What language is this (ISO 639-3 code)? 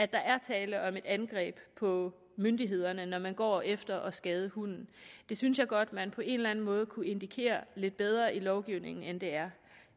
dan